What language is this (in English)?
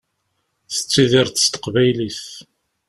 Kabyle